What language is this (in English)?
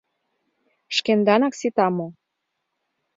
Mari